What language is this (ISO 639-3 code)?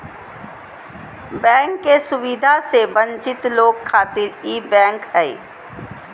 mag